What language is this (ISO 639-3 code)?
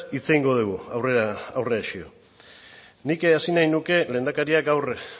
eus